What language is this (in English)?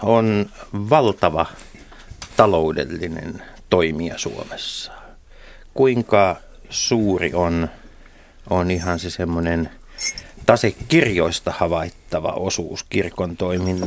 Finnish